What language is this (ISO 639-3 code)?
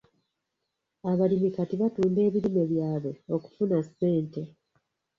lug